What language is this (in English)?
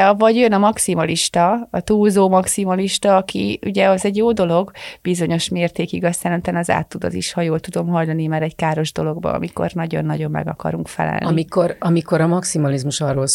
Hungarian